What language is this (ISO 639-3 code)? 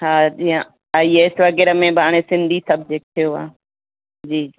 snd